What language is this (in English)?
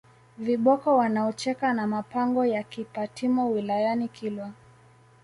Swahili